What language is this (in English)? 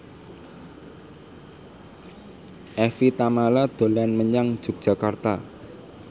Javanese